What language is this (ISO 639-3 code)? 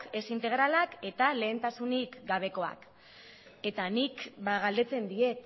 eus